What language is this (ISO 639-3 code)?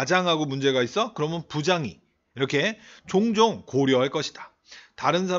kor